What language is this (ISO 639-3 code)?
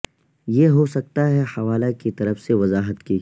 urd